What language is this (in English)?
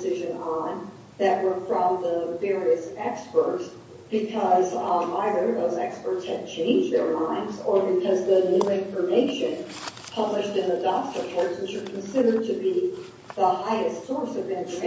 English